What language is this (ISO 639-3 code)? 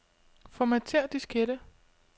dan